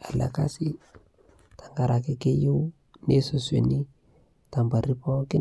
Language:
Masai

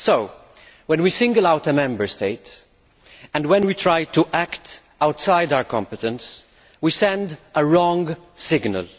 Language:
English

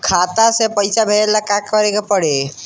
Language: Bhojpuri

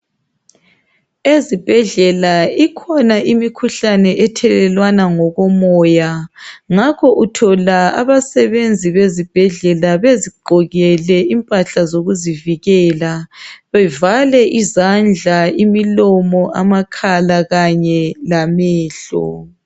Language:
North Ndebele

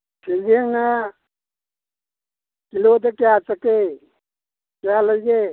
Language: Manipuri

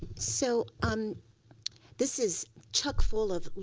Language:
English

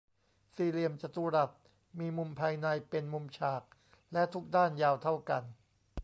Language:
Thai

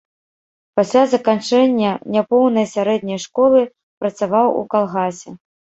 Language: Belarusian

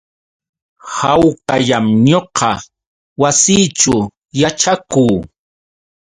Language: Yauyos Quechua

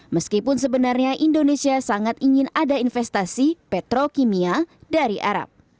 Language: Indonesian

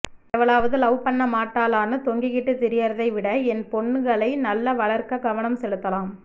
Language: Tamil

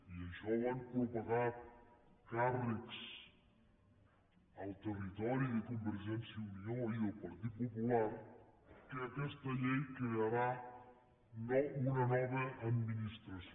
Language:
Catalan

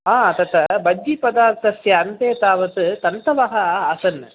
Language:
Sanskrit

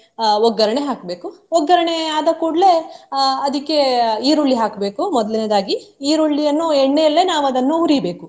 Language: Kannada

